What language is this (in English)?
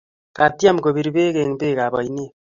Kalenjin